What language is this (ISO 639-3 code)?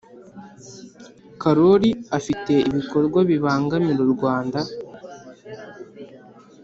kin